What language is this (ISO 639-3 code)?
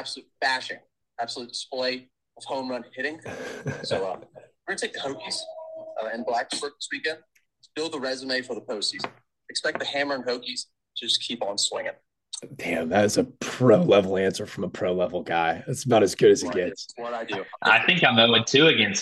eng